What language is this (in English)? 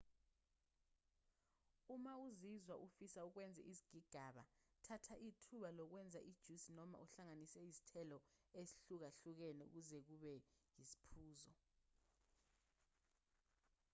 Zulu